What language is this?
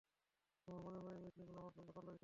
Bangla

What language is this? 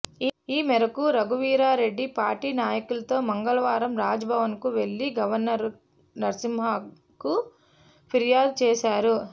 Telugu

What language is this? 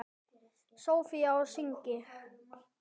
Icelandic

